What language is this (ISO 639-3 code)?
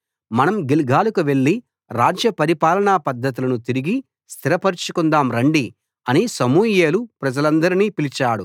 tel